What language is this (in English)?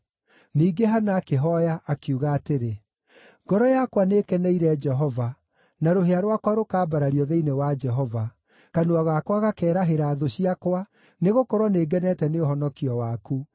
Kikuyu